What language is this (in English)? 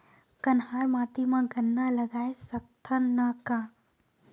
Chhattisgarhi